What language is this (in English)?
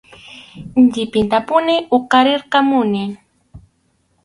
Arequipa-La Unión Quechua